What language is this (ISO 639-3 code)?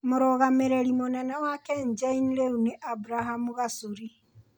kik